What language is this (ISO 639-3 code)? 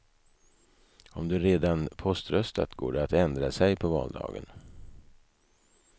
swe